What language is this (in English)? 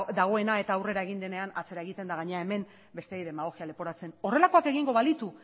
Basque